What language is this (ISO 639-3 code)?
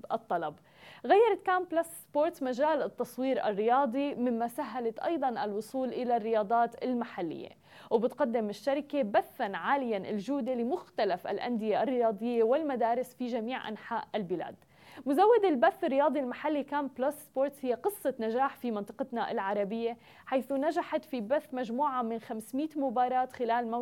ara